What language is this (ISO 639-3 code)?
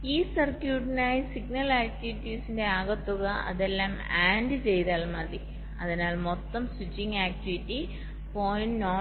mal